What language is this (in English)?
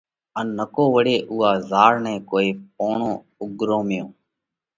Parkari Koli